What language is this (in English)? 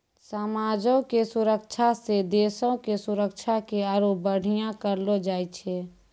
Maithili